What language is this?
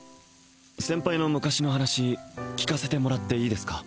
Japanese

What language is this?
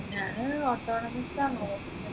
Malayalam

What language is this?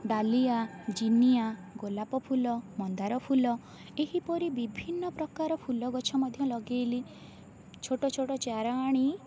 Odia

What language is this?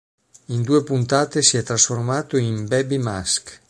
Italian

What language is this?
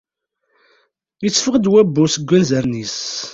Kabyle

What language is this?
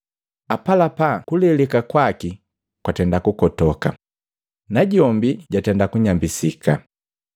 Matengo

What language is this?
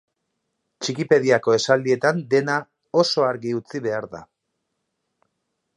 Basque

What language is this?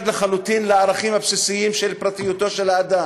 Hebrew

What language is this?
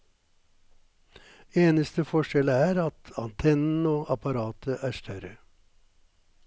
Norwegian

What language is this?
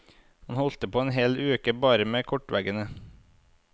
Norwegian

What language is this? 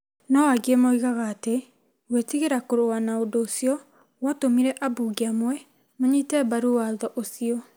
Kikuyu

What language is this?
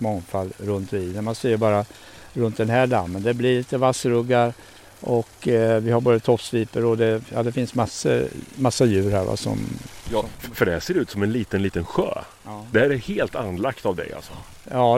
Swedish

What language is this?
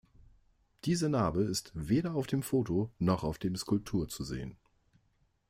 German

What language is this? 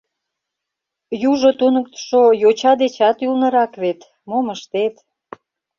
Mari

